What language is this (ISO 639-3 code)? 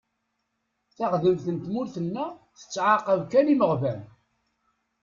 kab